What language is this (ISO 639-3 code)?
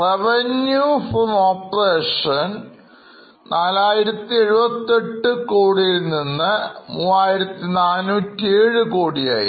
mal